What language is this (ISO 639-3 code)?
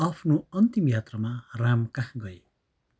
nep